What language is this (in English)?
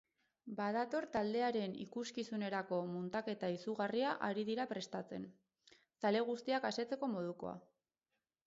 Basque